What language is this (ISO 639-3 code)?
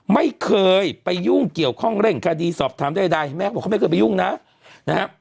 tha